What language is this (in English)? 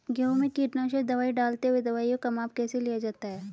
Hindi